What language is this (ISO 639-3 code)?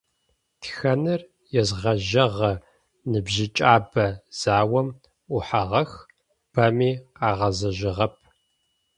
ady